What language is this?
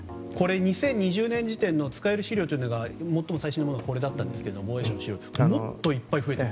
Japanese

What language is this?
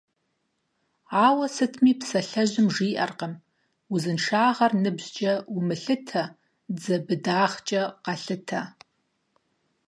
Kabardian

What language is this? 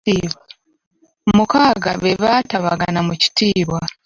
Ganda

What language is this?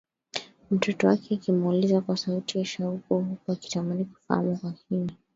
Swahili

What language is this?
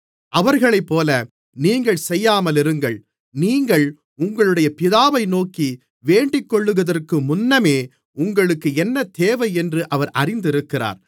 Tamil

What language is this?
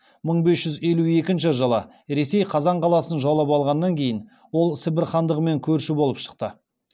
Kazakh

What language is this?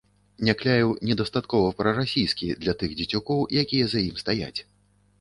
Belarusian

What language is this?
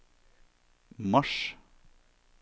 Norwegian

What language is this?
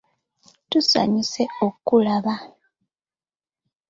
Ganda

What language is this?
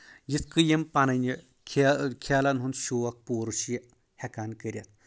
Kashmiri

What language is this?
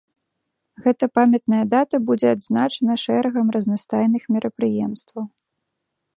Belarusian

